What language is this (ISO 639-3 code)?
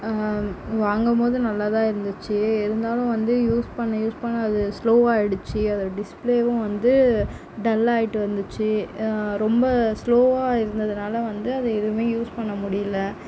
tam